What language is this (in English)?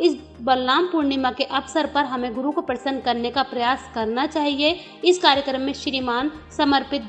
Hindi